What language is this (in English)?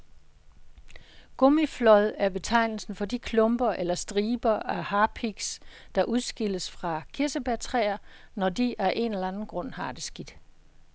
Danish